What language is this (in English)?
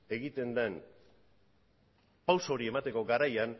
Basque